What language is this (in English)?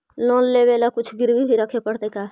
Magahi